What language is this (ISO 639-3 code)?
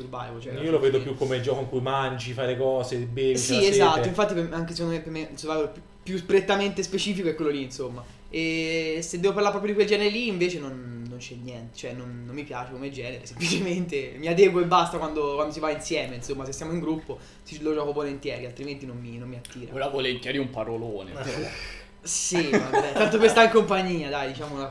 ita